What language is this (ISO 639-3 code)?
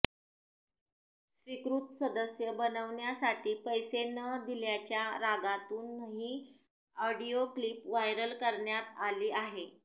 mar